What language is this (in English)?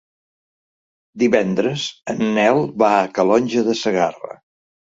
Catalan